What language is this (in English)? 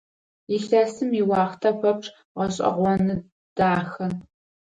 Adyghe